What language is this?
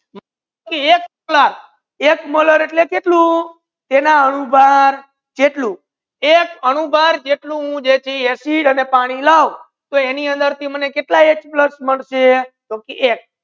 Gujarati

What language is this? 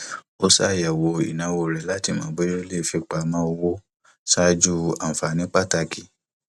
Yoruba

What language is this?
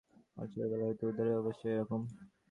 Bangla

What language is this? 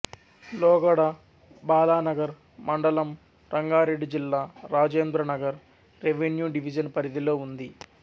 Telugu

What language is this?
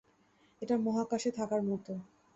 Bangla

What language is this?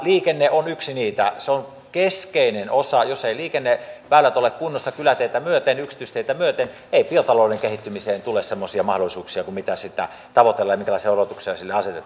Finnish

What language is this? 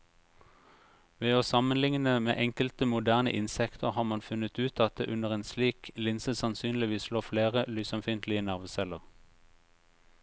Norwegian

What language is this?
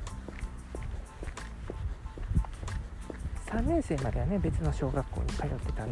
Japanese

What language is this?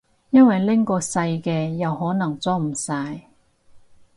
Cantonese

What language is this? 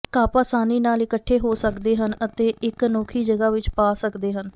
Punjabi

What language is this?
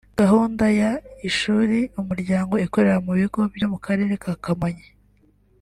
Kinyarwanda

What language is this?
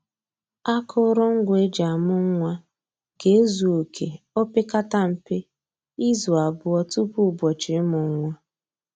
Igbo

